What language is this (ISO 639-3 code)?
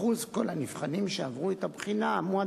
heb